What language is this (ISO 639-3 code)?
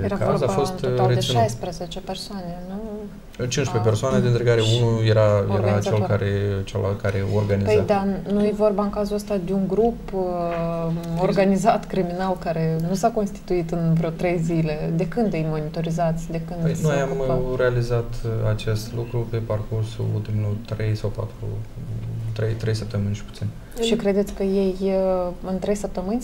ron